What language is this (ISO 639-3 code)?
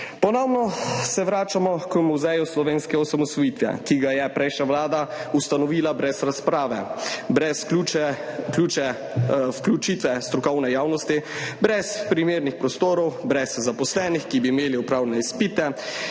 slv